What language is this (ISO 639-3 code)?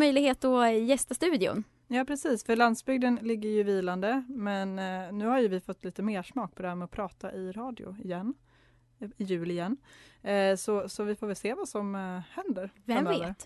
swe